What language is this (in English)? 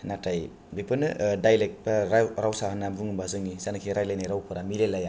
Bodo